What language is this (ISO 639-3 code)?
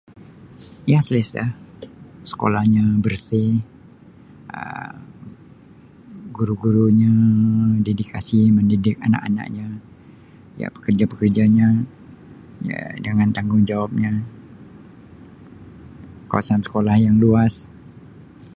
msi